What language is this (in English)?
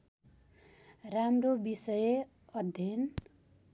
Nepali